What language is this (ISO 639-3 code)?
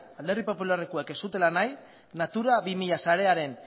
eus